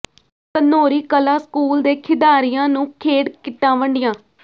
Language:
Punjabi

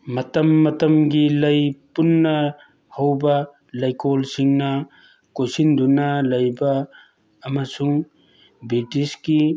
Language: Manipuri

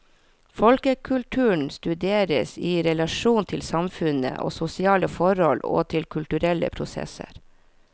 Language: Norwegian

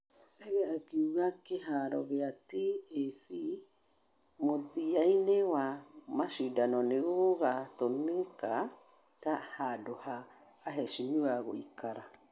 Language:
Kikuyu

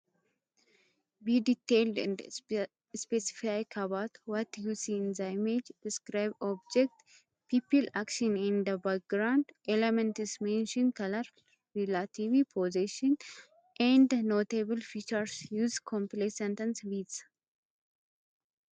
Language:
Sidamo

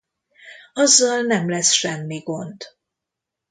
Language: Hungarian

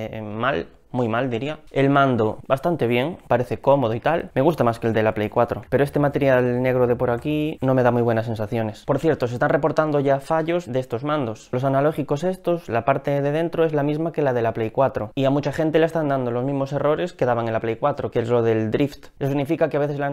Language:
Spanish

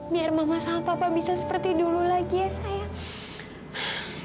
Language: Indonesian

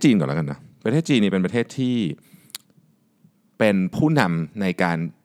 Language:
Thai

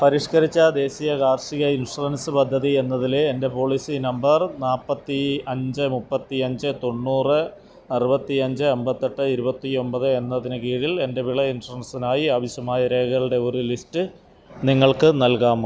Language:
Malayalam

